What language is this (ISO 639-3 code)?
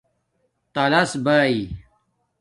dmk